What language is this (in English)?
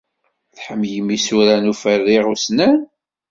Kabyle